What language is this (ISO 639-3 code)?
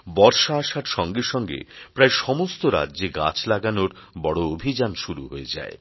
ben